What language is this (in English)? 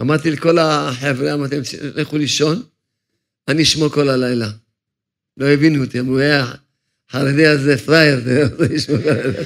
Hebrew